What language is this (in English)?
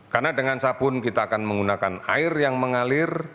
Indonesian